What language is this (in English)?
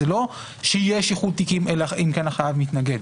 Hebrew